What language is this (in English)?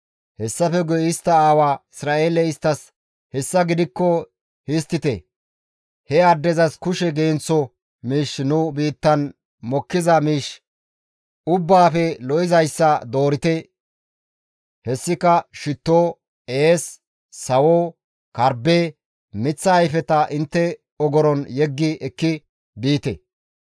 Gamo